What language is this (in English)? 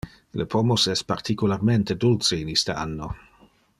Interlingua